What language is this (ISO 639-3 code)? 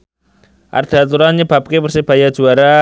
jav